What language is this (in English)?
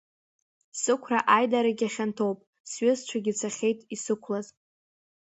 Abkhazian